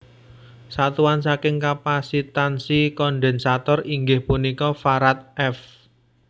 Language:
Javanese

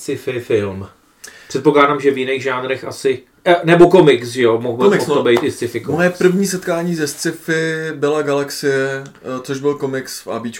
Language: Czech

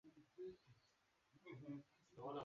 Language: Swahili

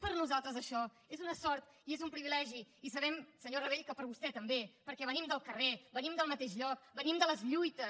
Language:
Catalan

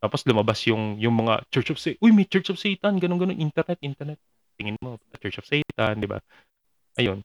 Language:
Filipino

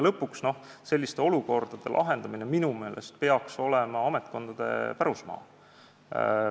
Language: Estonian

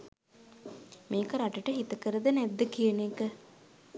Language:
Sinhala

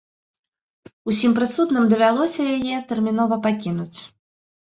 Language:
Belarusian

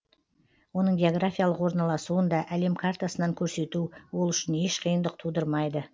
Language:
Kazakh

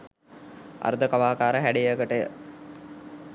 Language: Sinhala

